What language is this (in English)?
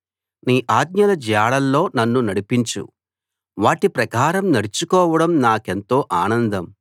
Telugu